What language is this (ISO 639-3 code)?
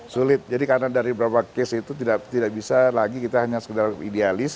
ind